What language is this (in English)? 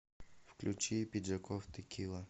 Russian